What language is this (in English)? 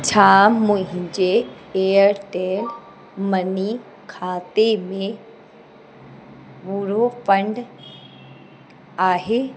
Sindhi